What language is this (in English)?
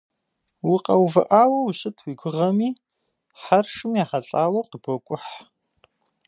Kabardian